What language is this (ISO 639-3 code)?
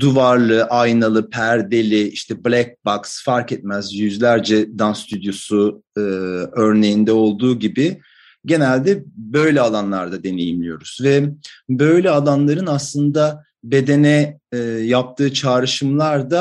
tur